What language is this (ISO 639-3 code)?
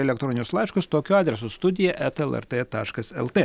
lit